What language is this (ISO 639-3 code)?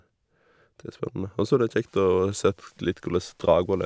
nor